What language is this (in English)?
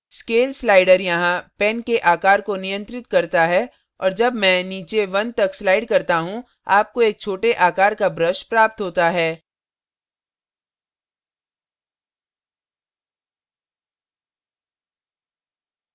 Hindi